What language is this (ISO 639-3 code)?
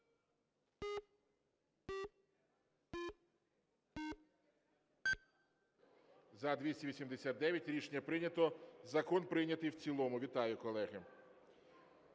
ukr